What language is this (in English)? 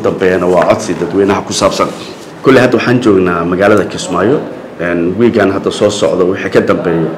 Arabic